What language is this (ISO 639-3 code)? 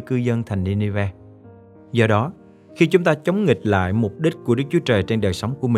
vie